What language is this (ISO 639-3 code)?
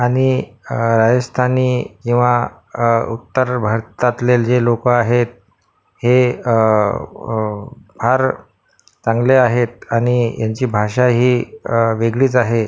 mar